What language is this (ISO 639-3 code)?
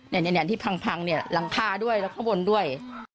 tha